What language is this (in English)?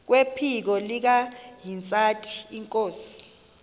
Xhosa